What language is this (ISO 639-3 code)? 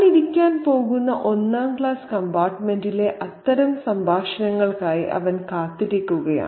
mal